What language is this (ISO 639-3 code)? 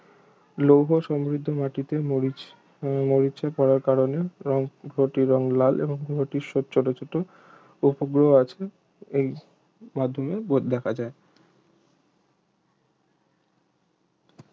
ben